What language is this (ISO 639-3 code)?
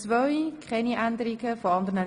gsw